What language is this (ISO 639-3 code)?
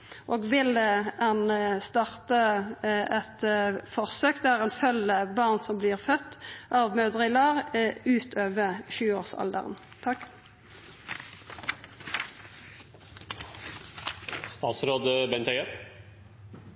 nno